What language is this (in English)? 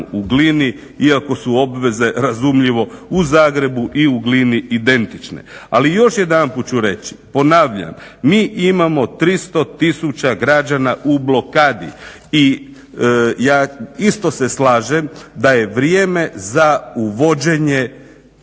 Croatian